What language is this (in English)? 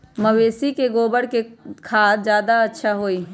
Magahi